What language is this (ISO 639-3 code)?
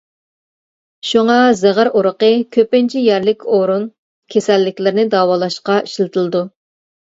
uig